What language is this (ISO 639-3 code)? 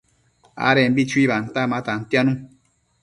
mcf